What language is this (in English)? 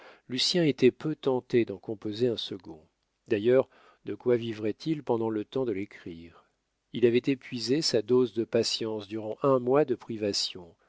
French